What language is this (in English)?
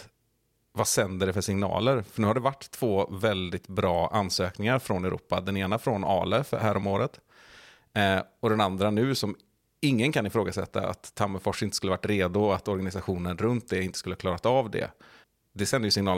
Swedish